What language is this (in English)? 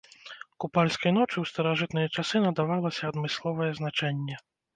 Belarusian